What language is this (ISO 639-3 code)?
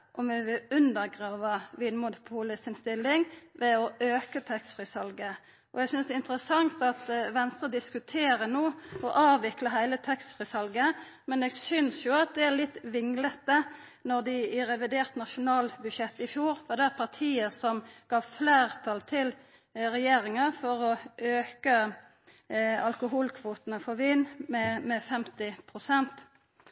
nno